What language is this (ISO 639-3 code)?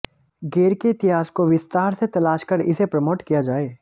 hin